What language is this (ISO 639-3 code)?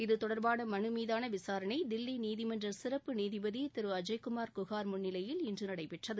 tam